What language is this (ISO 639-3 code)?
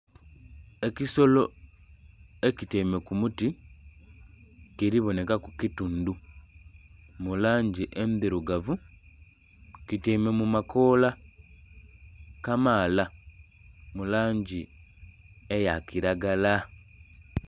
xog